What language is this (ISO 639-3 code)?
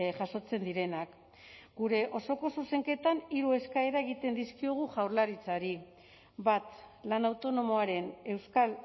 eus